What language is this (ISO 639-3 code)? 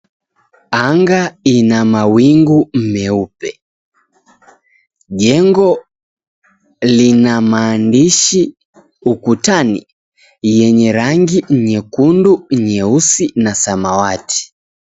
swa